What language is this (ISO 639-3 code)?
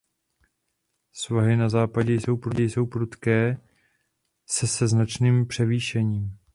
ces